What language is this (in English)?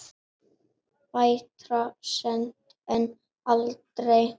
Icelandic